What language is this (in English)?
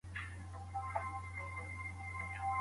Pashto